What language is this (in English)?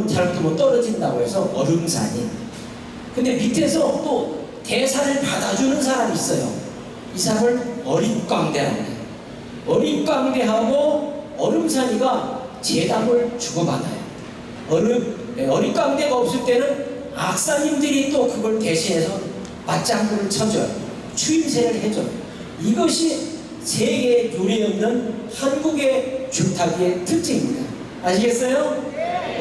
Korean